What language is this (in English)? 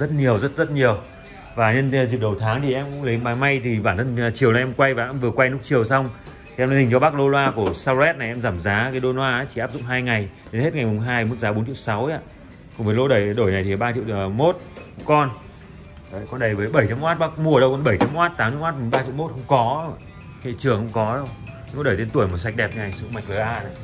Vietnamese